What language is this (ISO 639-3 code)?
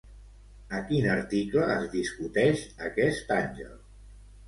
cat